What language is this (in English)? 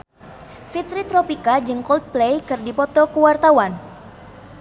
Sundanese